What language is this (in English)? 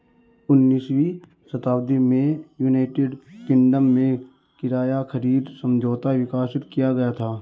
Hindi